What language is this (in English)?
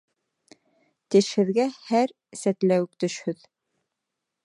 Bashkir